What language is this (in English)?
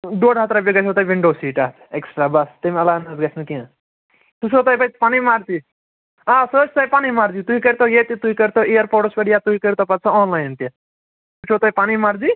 Kashmiri